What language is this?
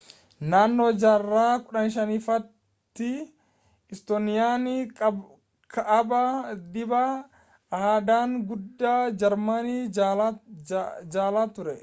Oromo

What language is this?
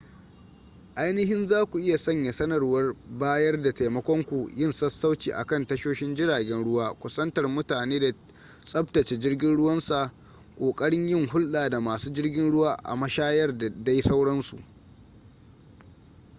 Hausa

